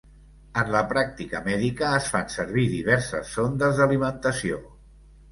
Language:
Catalan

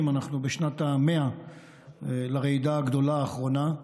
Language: Hebrew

